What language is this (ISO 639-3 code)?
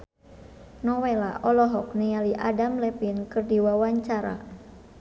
sun